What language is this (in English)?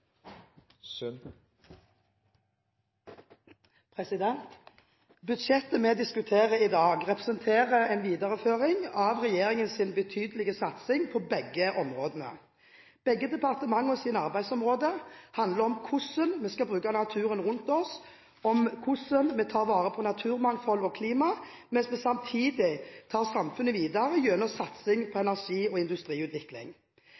Norwegian